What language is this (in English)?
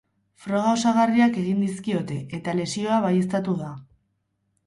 Basque